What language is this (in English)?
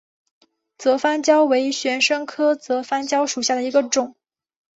Chinese